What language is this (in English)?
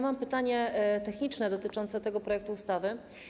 Polish